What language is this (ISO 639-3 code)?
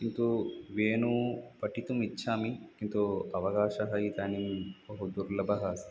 san